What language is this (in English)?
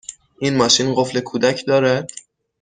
Persian